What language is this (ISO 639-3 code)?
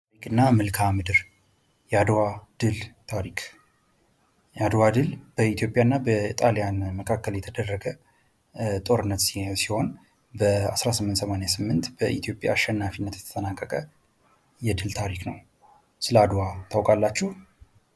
amh